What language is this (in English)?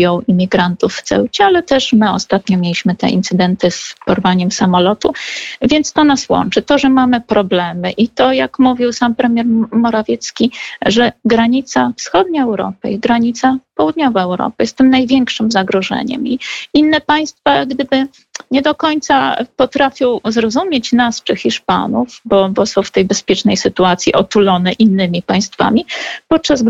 Polish